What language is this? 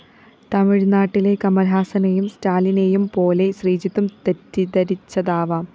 Malayalam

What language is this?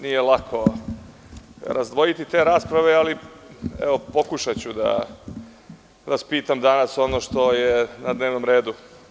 Serbian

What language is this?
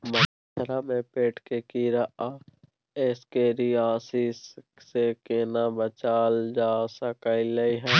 Maithili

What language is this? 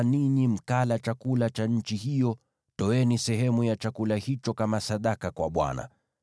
Swahili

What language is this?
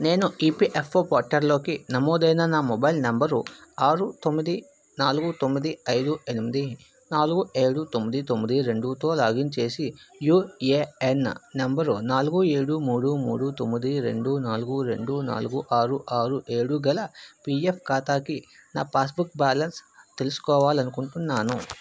Telugu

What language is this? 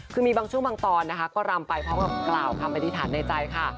Thai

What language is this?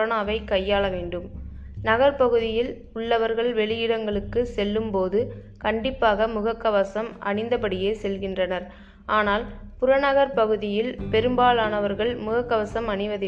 Tamil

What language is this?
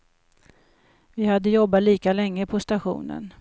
Swedish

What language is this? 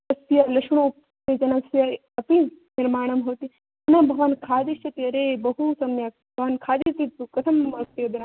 Sanskrit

